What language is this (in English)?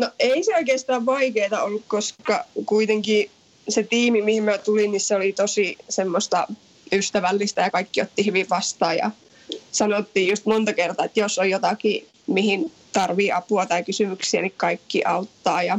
Finnish